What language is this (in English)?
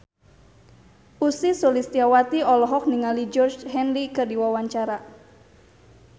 Sundanese